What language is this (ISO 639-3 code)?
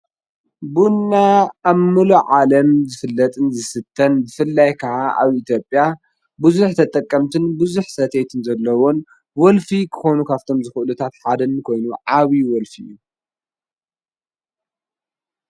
tir